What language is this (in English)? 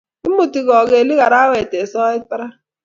Kalenjin